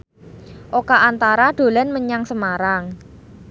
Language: Javanese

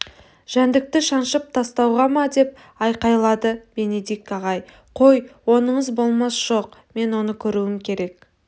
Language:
Kazakh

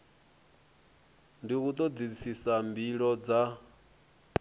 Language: Venda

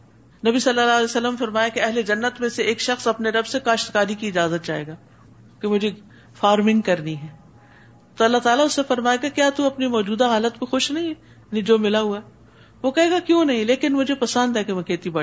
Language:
Urdu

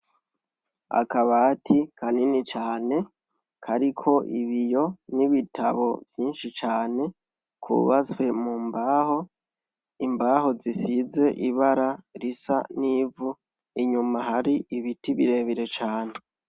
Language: Rundi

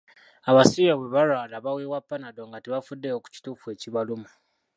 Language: Ganda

